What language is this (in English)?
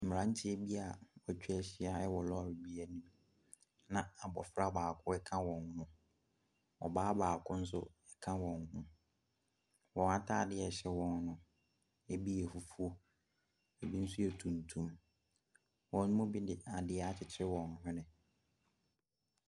Akan